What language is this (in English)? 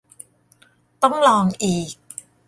Thai